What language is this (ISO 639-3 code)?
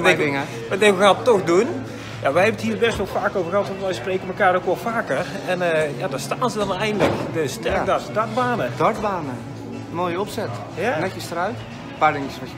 nld